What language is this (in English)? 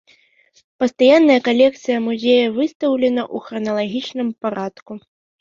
Belarusian